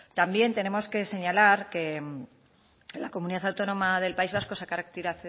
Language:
Spanish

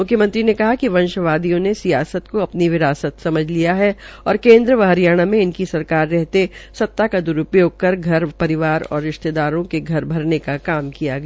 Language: Hindi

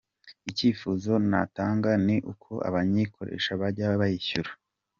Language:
Kinyarwanda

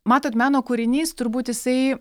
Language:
Lithuanian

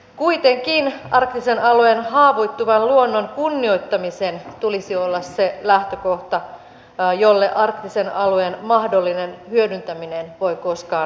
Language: Finnish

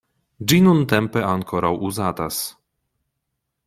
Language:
Esperanto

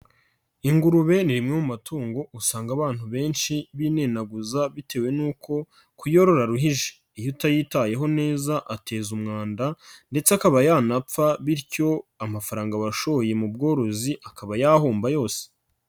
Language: Kinyarwanda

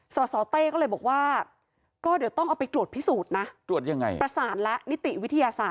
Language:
Thai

